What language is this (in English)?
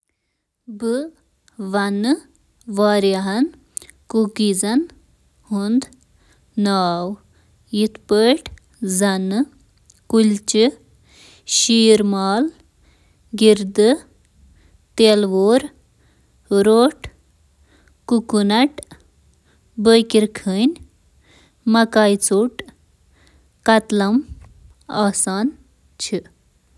Kashmiri